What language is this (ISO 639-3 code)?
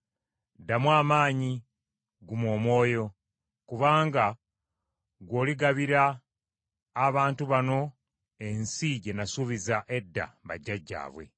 lug